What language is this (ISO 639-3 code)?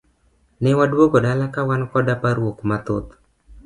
luo